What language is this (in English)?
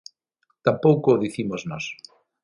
Galician